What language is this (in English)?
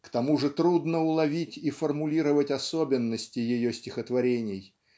Russian